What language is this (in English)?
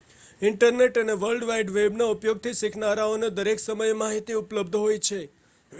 Gujarati